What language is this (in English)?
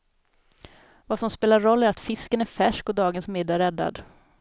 Swedish